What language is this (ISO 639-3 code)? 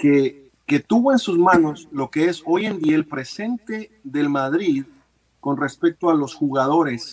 spa